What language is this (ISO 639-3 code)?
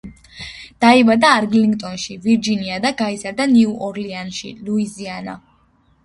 kat